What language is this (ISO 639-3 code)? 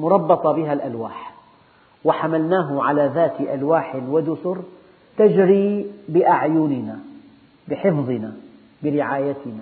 ara